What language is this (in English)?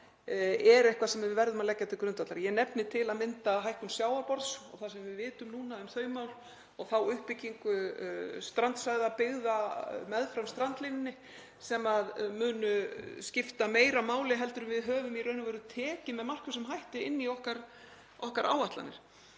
Icelandic